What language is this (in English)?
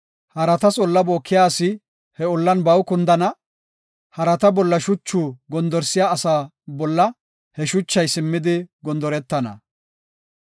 Gofa